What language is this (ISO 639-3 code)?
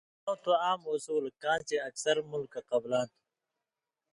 mvy